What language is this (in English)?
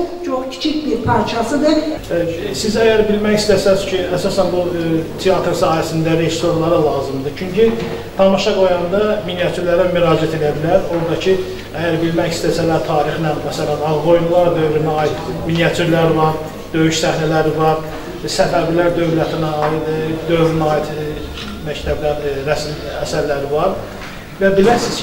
Turkish